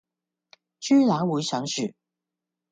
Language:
Cantonese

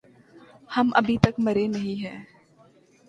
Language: Urdu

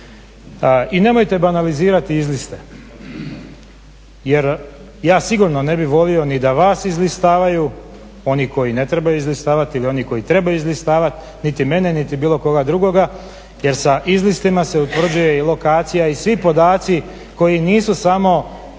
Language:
Croatian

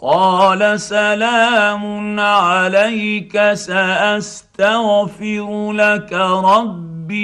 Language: Arabic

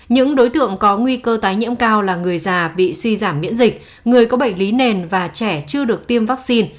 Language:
Vietnamese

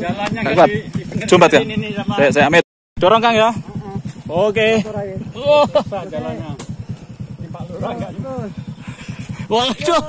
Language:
Indonesian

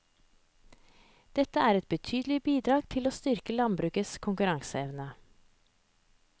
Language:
Norwegian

